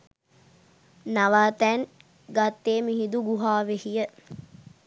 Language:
Sinhala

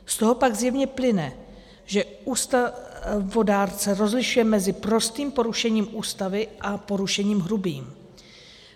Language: Czech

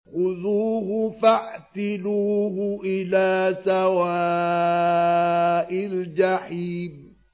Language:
Arabic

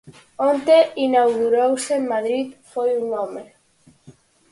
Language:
Galician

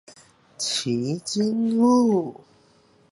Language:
Chinese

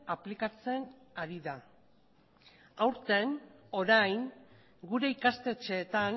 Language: Basque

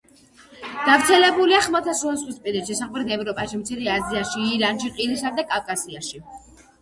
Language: Georgian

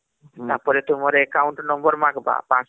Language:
Odia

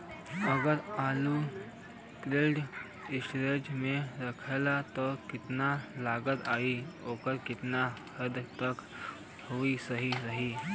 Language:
Bhojpuri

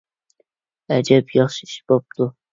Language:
Uyghur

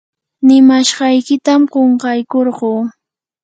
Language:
Yanahuanca Pasco Quechua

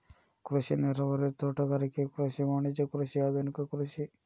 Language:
Kannada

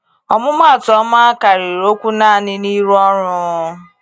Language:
Igbo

